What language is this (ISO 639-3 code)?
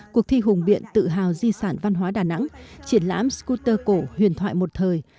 vie